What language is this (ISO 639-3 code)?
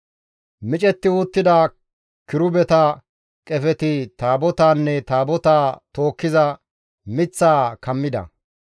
gmv